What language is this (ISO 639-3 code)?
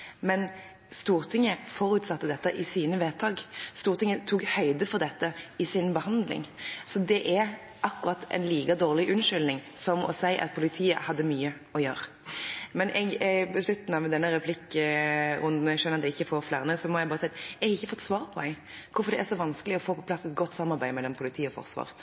nob